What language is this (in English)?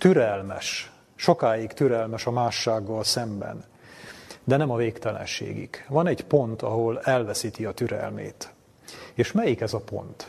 Hungarian